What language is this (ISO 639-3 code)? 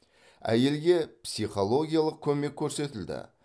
kaz